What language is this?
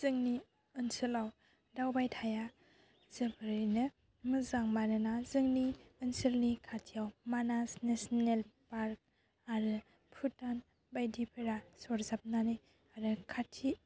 Bodo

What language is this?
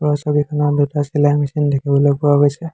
Assamese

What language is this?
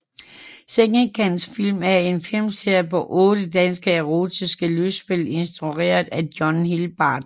Danish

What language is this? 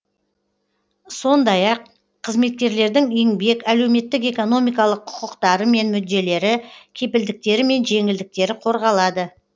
Kazakh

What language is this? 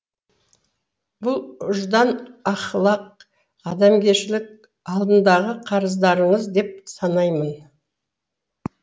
Kazakh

